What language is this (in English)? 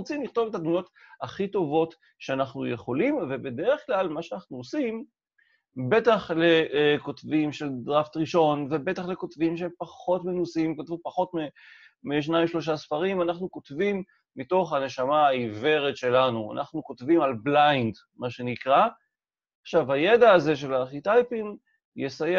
Hebrew